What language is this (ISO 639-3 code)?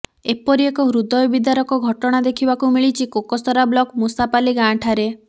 ori